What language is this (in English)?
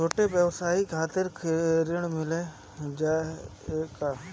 Bhojpuri